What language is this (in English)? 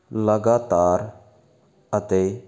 Punjabi